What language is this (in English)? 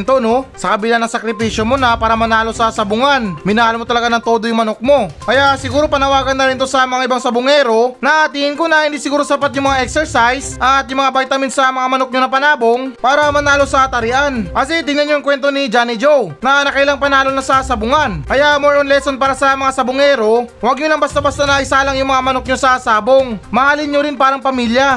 Filipino